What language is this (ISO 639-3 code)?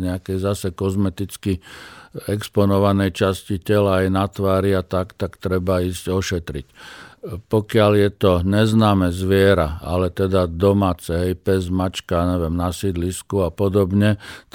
slk